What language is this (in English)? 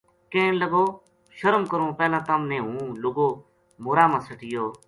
Gujari